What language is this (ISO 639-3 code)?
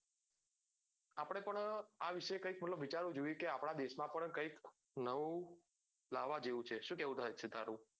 guj